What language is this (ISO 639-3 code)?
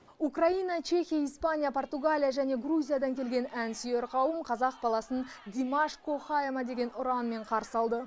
kaz